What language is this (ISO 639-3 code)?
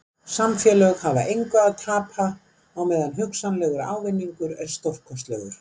isl